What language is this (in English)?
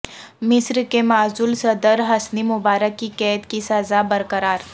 Urdu